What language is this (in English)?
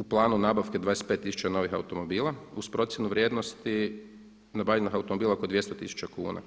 Croatian